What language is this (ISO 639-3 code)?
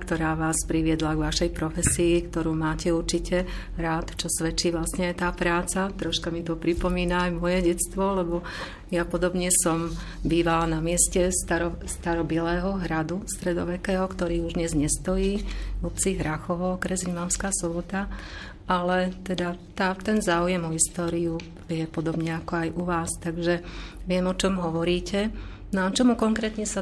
slk